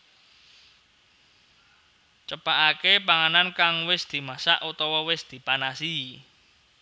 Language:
Javanese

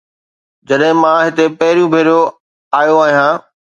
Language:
Sindhi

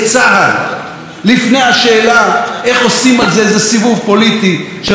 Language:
Hebrew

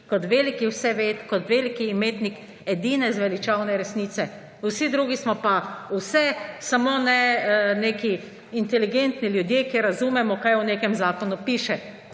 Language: Slovenian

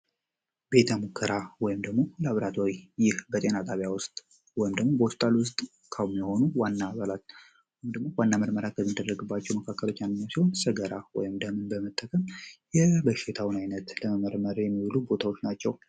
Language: Amharic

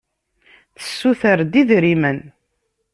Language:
Kabyle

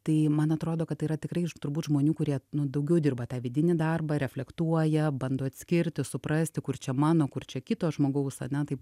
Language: Lithuanian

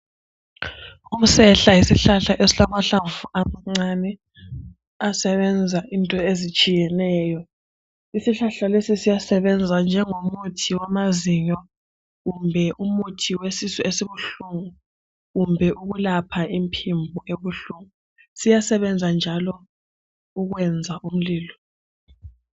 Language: North Ndebele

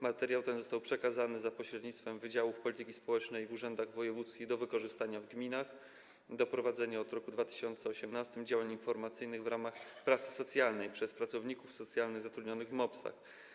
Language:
Polish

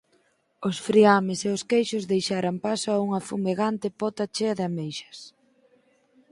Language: Galician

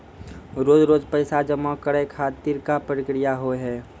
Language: Maithili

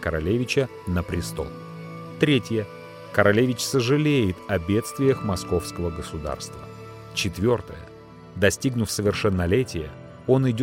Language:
Russian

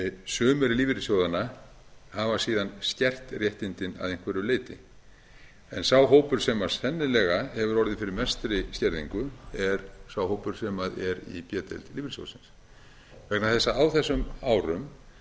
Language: Icelandic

